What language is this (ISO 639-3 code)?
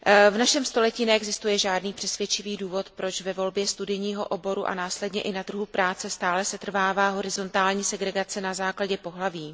ces